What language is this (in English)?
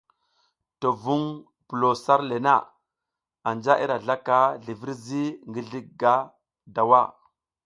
South Giziga